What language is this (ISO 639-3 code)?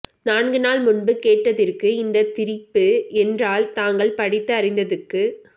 tam